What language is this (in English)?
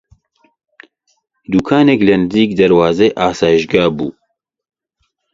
Central Kurdish